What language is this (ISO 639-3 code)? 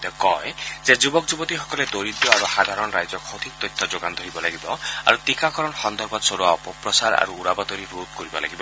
asm